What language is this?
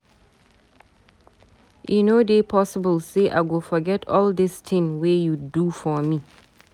Nigerian Pidgin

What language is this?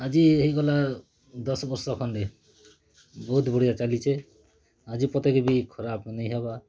Odia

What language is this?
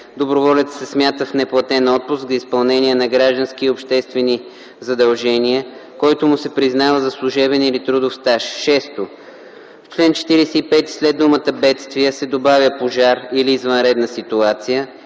Bulgarian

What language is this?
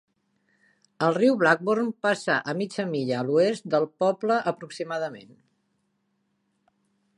Catalan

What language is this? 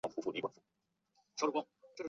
Chinese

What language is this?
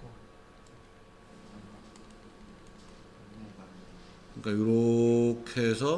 Korean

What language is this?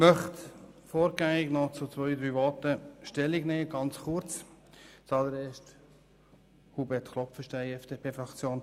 Swiss German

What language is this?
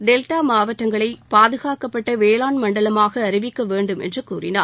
Tamil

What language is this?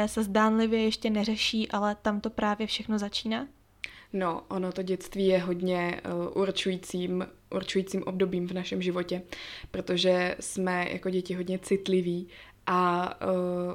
Czech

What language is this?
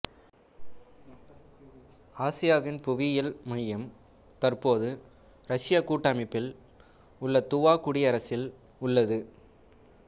Tamil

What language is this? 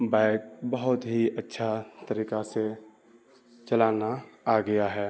Urdu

